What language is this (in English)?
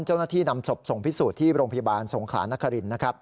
Thai